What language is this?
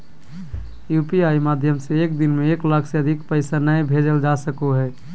Magahi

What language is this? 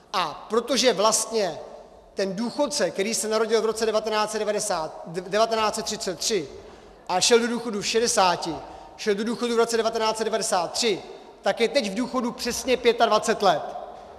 Czech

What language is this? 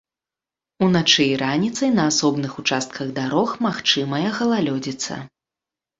Belarusian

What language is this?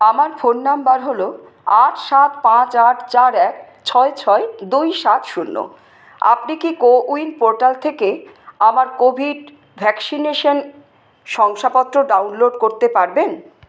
Bangla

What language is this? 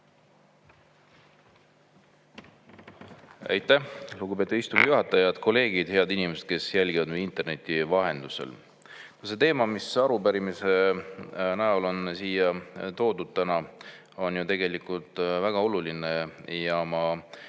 Estonian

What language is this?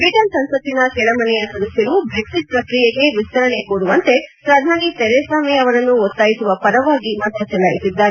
Kannada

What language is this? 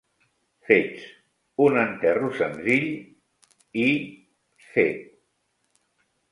Catalan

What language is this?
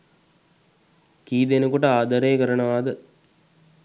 Sinhala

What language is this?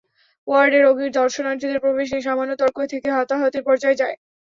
Bangla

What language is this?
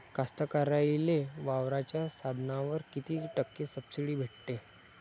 Marathi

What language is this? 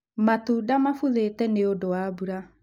Kikuyu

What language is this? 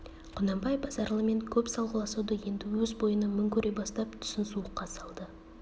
Kazakh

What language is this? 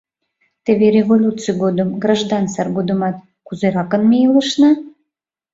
Mari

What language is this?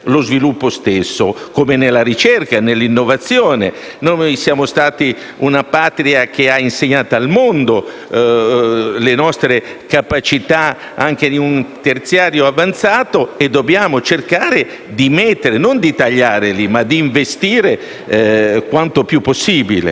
Italian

